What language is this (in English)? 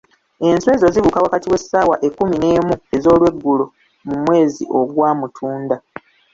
Ganda